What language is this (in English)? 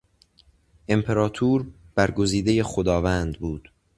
Persian